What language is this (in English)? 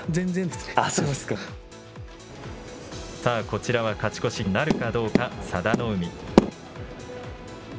Japanese